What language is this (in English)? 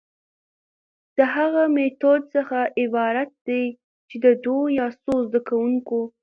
Pashto